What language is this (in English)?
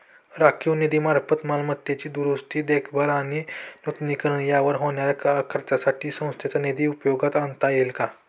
Marathi